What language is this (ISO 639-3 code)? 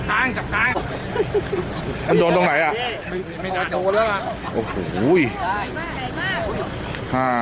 tha